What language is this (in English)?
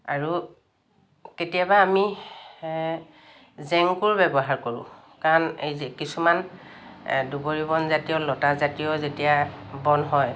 Assamese